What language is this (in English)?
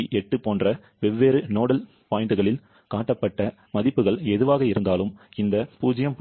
Tamil